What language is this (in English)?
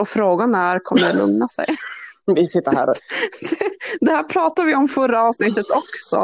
Swedish